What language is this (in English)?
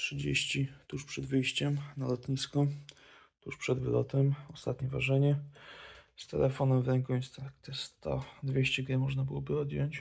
Polish